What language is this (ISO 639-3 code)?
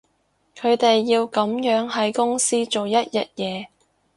yue